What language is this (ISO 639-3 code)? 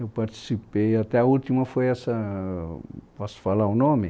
por